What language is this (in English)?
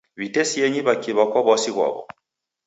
Taita